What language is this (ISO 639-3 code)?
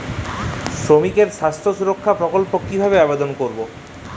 ben